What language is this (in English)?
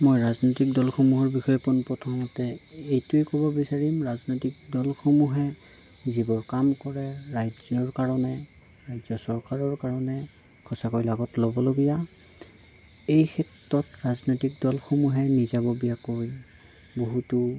Assamese